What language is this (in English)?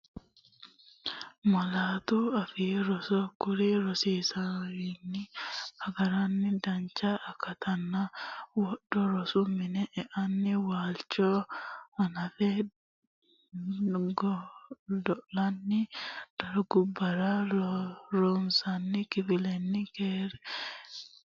Sidamo